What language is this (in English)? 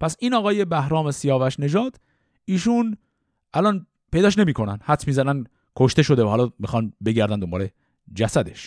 Persian